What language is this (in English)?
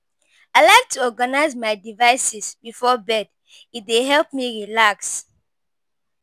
Nigerian Pidgin